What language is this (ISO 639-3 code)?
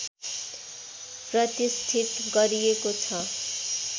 nep